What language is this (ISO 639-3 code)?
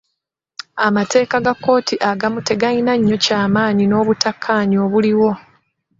lug